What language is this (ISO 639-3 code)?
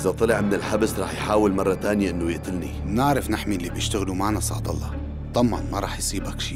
ara